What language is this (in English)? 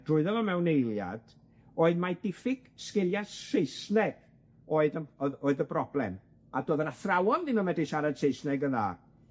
Welsh